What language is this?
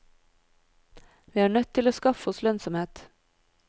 Norwegian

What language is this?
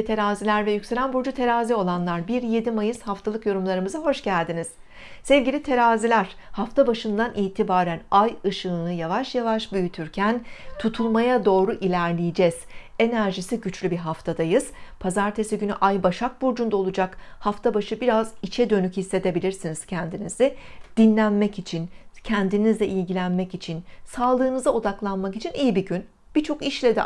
Turkish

